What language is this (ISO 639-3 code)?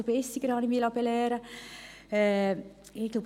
gsw